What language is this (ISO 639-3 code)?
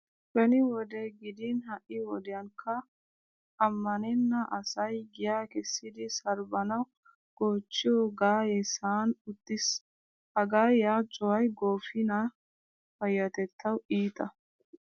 wal